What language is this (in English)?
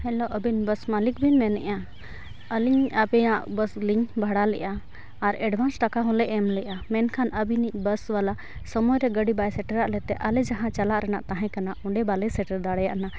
Santali